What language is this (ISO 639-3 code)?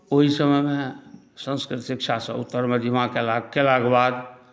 mai